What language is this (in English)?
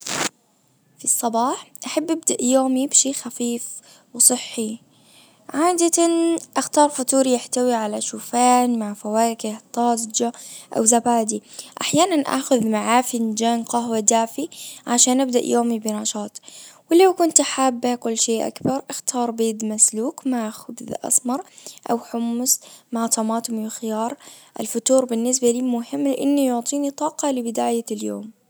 Najdi Arabic